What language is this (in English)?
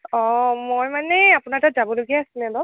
Assamese